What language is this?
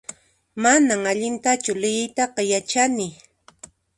Puno Quechua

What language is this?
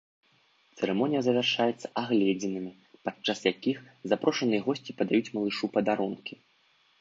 Belarusian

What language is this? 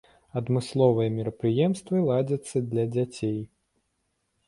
Belarusian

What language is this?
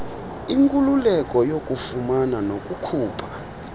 Xhosa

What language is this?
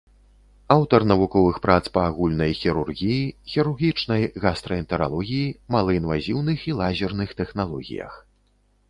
Belarusian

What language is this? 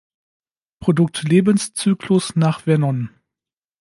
German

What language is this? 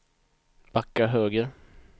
Swedish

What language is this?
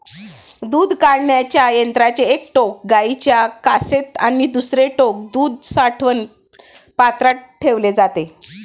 Marathi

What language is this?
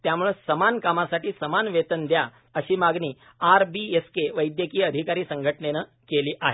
Marathi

